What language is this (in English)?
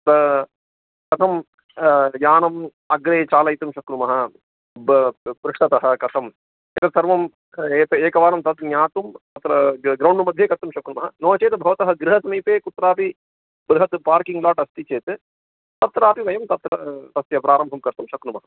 Sanskrit